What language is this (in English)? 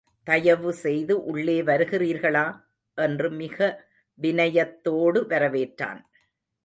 Tamil